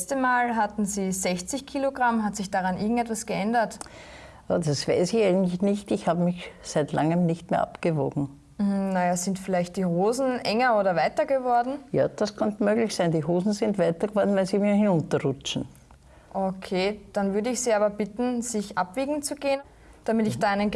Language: German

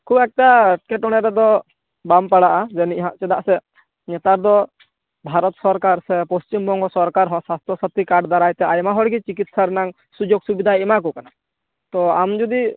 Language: Santali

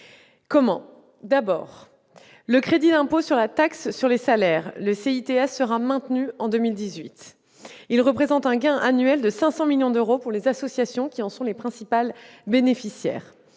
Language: French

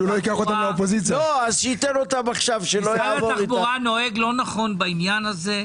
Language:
Hebrew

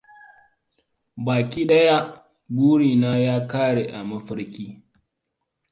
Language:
Hausa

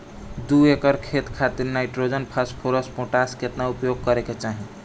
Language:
Bhojpuri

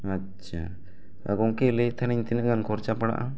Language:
Santali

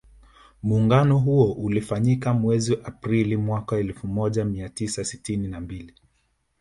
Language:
Swahili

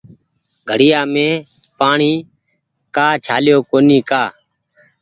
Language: Goaria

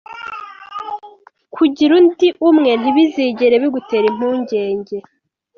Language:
Kinyarwanda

